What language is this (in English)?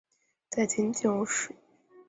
Chinese